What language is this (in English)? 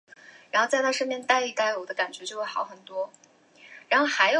Chinese